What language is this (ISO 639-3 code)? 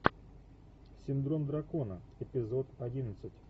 rus